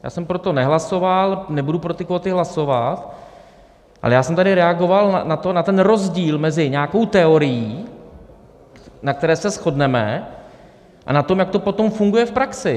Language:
Czech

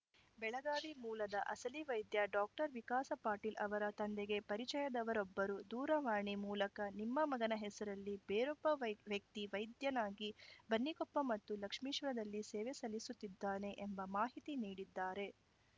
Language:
Kannada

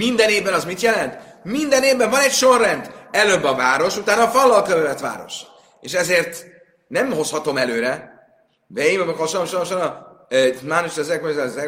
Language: Hungarian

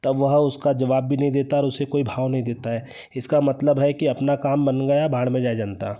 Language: Hindi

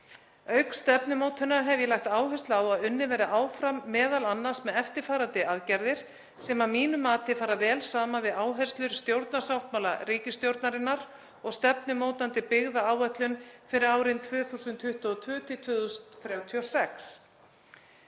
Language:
Icelandic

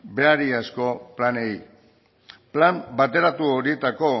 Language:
Basque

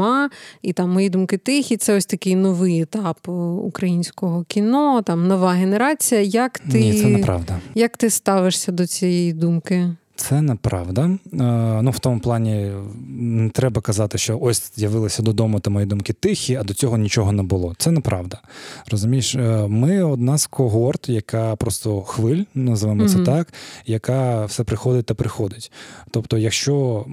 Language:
Ukrainian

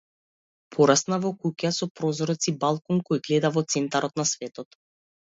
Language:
Macedonian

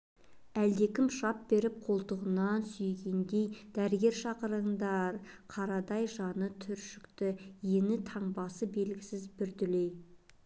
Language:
Kazakh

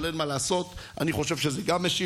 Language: Hebrew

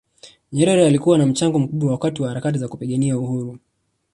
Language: Swahili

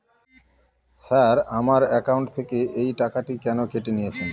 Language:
Bangla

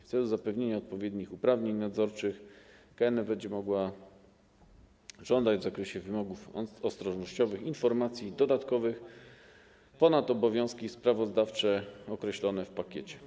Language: Polish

